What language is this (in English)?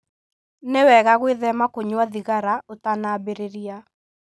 Kikuyu